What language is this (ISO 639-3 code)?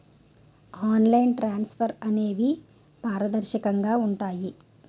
tel